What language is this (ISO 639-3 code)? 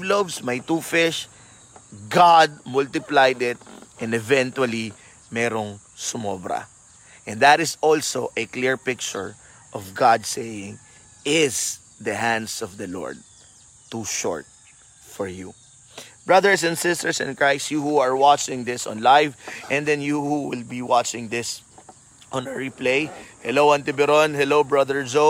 fil